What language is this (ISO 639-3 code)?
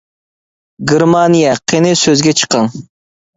uig